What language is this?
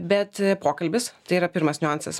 Lithuanian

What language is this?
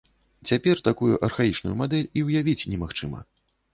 Belarusian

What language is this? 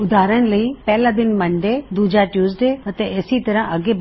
Punjabi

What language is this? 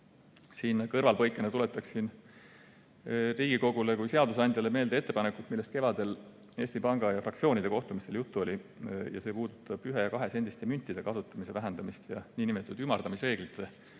Estonian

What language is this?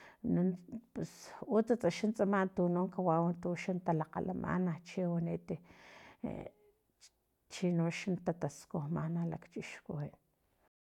Filomena Mata-Coahuitlán Totonac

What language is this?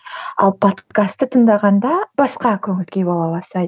Kazakh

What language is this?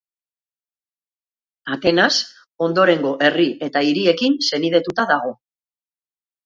Basque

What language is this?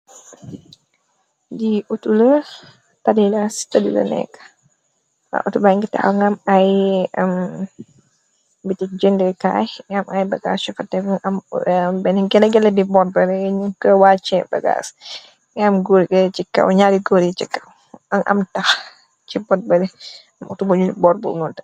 Wolof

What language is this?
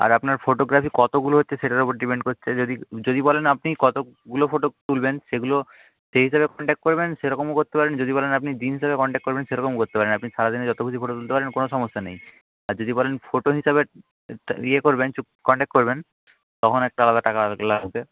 Bangla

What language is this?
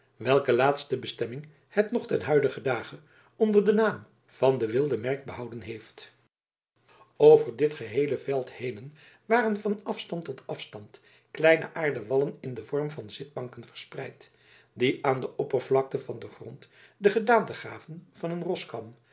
Dutch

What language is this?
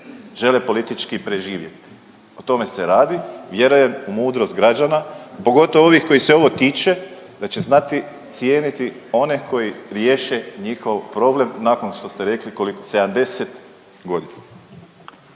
Croatian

